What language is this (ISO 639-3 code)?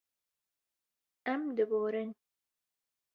kur